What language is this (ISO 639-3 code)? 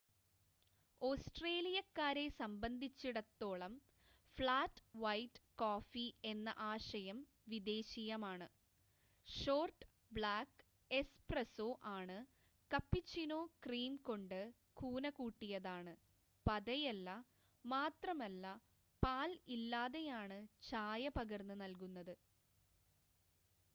mal